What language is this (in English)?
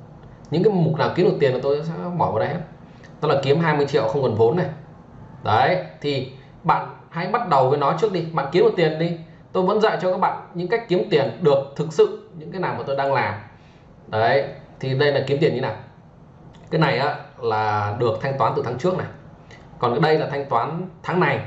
Vietnamese